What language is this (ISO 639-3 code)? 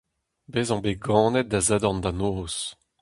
bre